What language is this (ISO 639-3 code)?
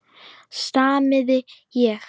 isl